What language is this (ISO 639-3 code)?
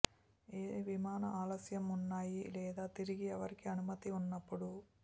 tel